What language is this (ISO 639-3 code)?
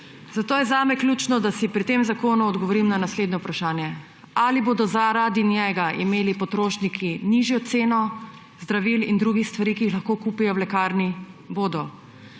slv